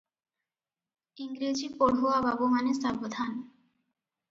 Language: Odia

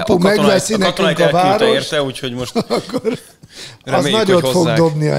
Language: Hungarian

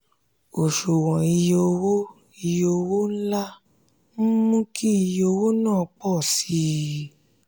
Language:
Yoruba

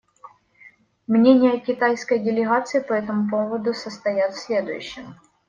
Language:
Russian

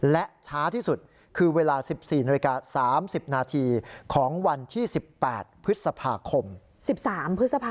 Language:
Thai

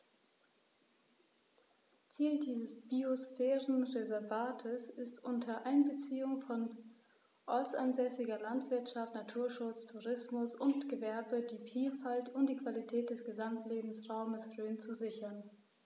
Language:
German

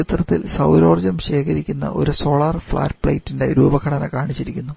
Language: Malayalam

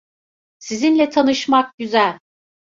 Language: Turkish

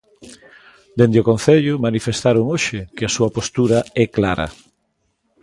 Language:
Galician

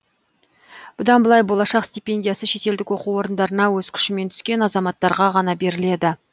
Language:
Kazakh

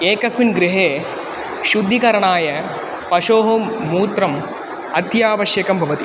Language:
Sanskrit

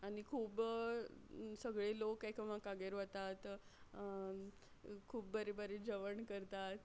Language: Konkani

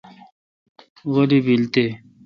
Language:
Kalkoti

